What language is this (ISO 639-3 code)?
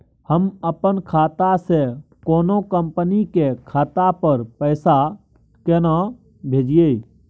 mai